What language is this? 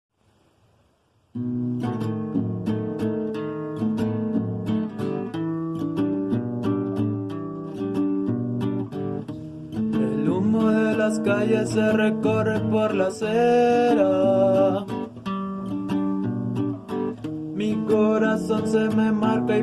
Spanish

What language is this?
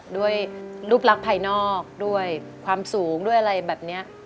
Thai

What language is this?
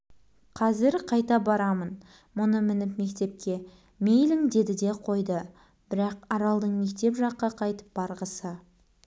Kazakh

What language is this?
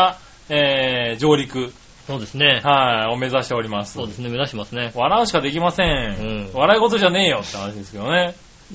Japanese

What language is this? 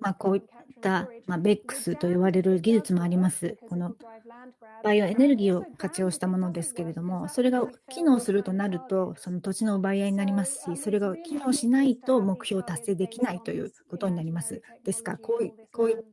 Japanese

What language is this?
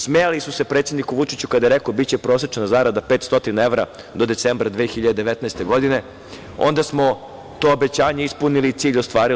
Serbian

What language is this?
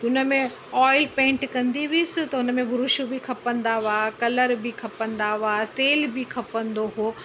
Sindhi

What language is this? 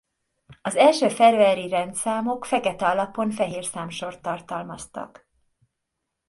Hungarian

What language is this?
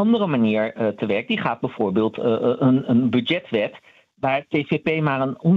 Dutch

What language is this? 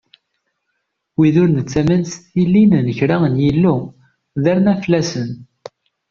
Kabyle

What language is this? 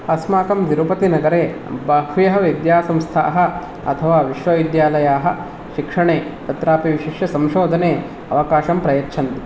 Sanskrit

